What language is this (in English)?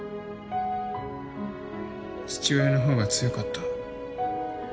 Japanese